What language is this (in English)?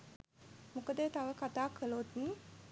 Sinhala